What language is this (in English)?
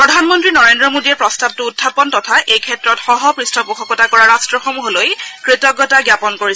Assamese